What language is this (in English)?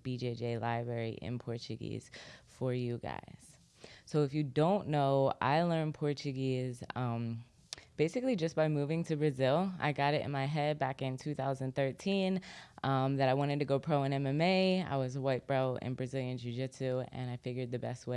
English